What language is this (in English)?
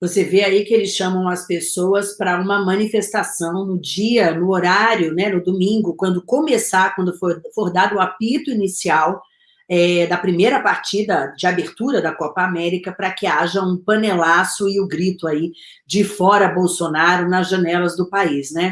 Portuguese